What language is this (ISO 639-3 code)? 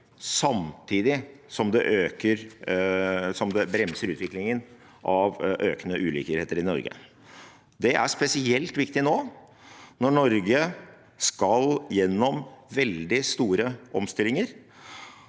nor